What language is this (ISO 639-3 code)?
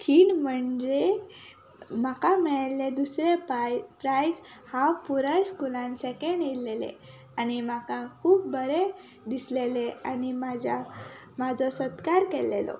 kok